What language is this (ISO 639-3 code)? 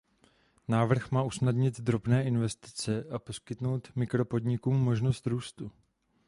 ces